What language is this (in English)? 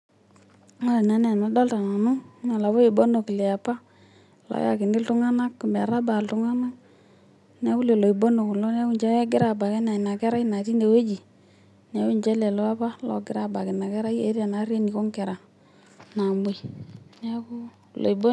Masai